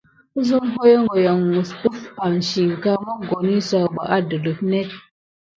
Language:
Gidar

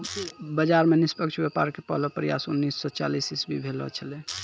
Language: Maithili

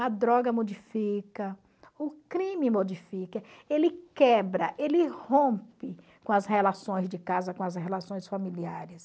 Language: Portuguese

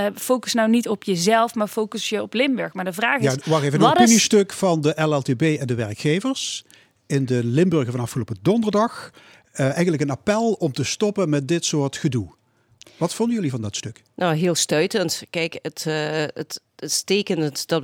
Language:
Dutch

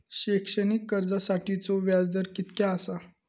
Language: Marathi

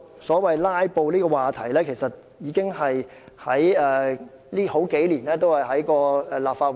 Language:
Cantonese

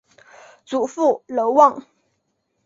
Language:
Chinese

